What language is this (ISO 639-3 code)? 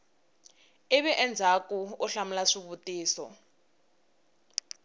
tso